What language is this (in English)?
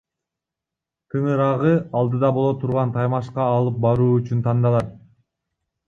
Kyrgyz